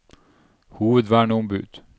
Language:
Norwegian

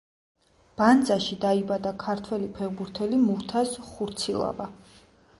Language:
Georgian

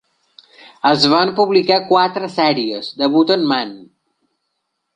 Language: Catalan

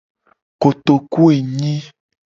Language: Gen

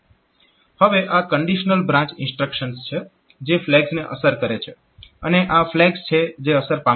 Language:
Gujarati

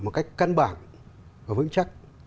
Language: Vietnamese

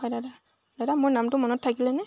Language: Assamese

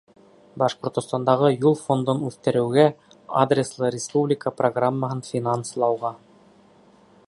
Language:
Bashkir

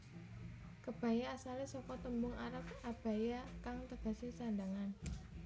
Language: Javanese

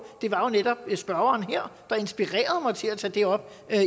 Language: Danish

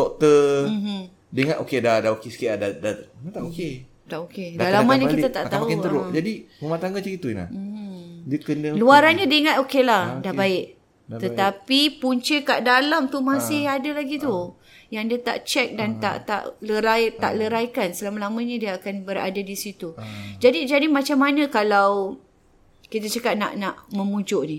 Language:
Malay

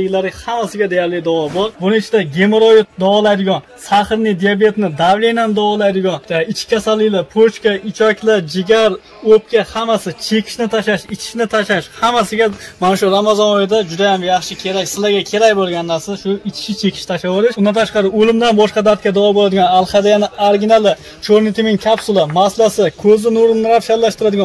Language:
Turkish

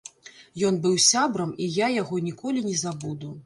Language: Belarusian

